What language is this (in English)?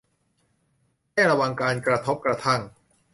Thai